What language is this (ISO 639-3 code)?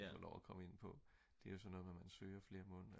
dan